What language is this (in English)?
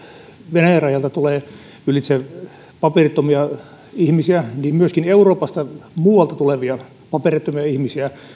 Finnish